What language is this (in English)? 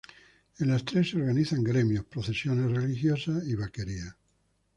Spanish